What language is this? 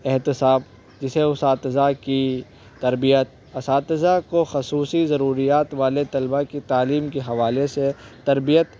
Urdu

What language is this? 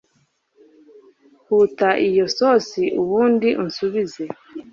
Kinyarwanda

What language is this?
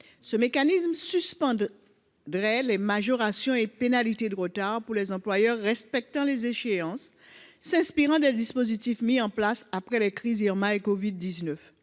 French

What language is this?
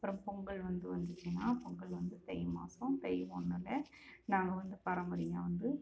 Tamil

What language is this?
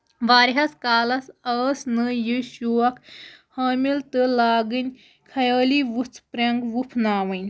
Kashmiri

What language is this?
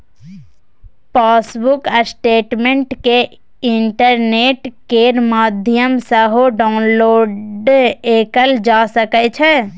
Maithili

